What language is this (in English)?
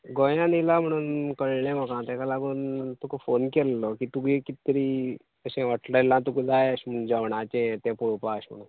Konkani